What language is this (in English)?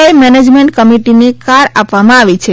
Gujarati